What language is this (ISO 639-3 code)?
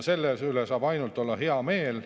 est